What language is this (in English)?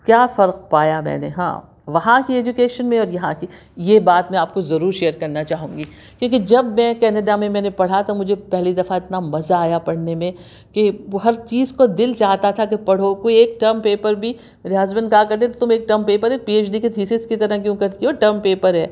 Urdu